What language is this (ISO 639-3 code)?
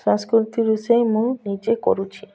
ori